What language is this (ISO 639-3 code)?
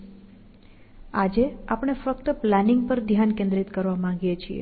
guj